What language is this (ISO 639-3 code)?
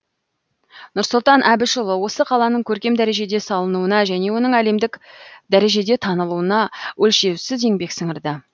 kaz